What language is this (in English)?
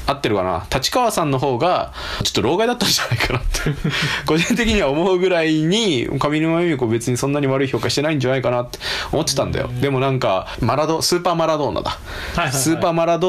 Japanese